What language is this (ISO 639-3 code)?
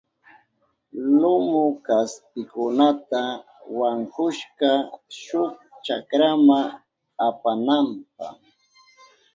qup